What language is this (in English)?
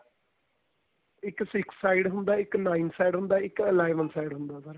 Punjabi